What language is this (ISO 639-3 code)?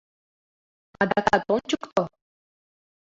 chm